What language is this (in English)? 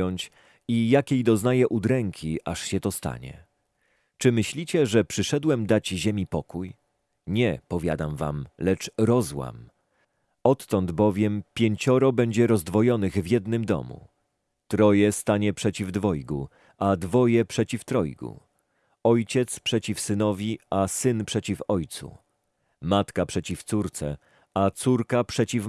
Polish